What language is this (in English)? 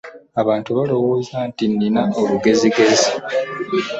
Ganda